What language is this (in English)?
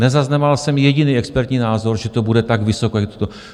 Czech